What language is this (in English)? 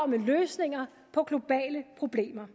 Danish